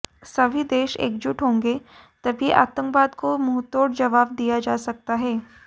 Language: Hindi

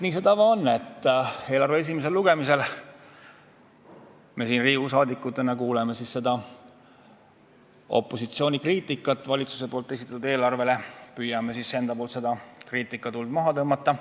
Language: Estonian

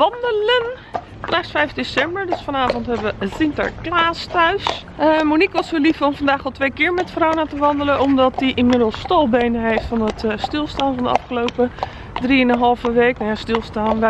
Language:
Dutch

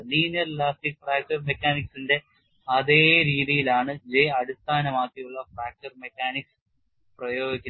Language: Malayalam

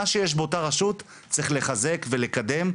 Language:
Hebrew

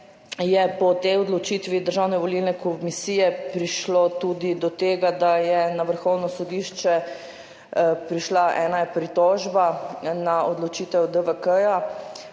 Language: Slovenian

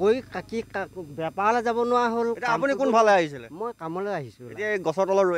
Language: Bangla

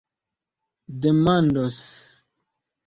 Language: Esperanto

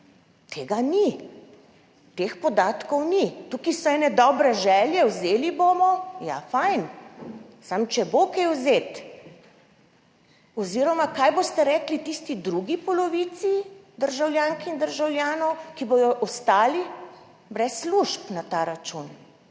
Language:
Slovenian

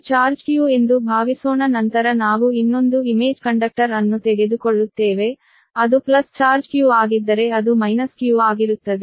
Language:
Kannada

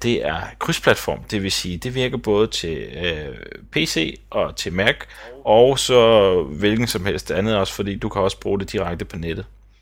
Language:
Danish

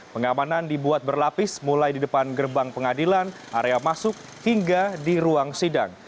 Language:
Indonesian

